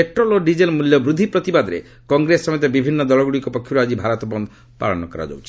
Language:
Odia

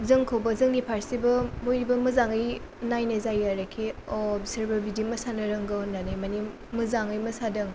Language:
Bodo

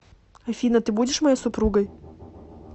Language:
Russian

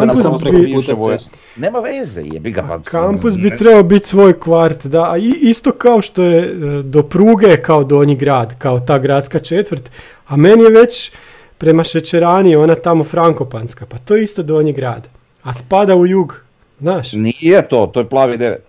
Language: Croatian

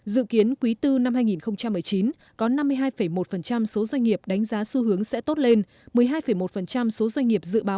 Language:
Vietnamese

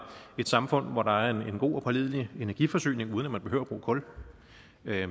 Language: Danish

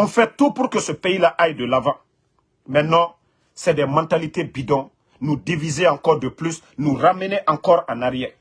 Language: French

